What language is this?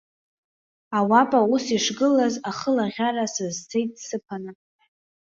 Abkhazian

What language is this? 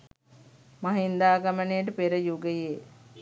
Sinhala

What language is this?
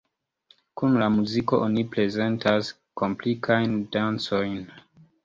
Esperanto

